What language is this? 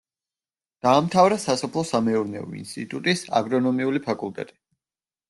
Georgian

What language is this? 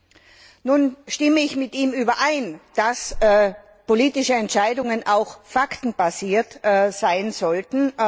German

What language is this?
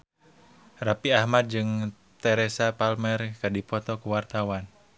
Sundanese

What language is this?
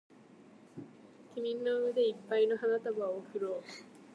Japanese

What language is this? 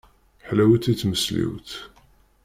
Kabyle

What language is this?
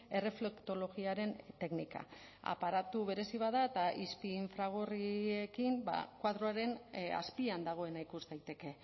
Basque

